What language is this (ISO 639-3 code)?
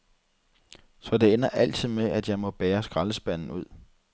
dan